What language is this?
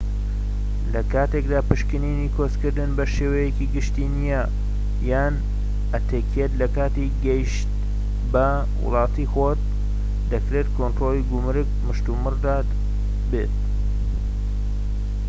Central Kurdish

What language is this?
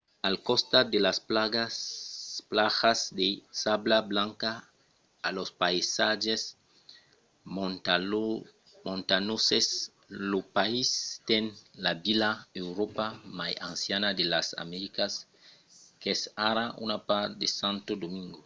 Occitan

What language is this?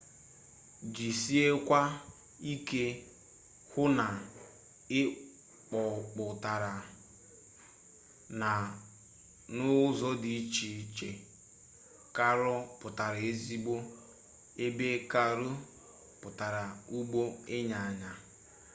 Igbo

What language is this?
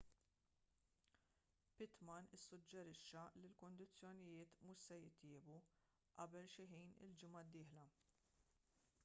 Maltese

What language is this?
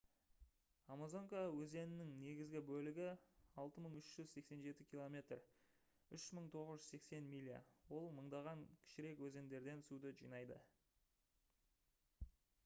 Kazakh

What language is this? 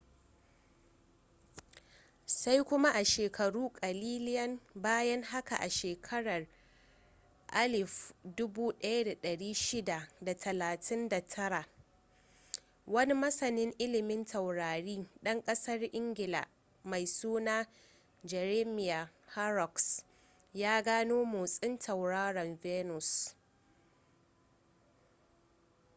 Hausa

